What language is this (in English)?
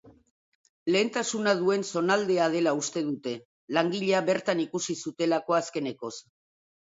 Basque